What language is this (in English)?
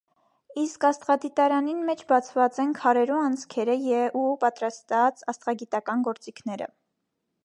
Armenian